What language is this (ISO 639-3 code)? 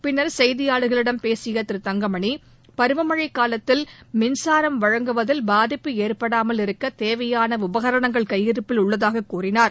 tam